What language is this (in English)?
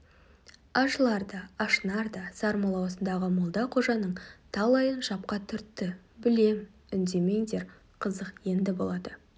Kazakh